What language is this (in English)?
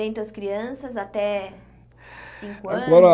Portuguese